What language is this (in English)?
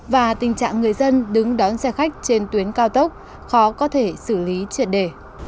Vietnamese